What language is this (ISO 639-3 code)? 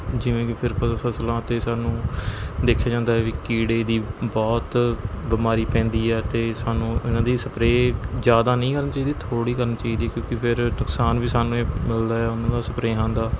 pan